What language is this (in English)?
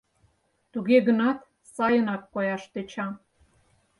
Mari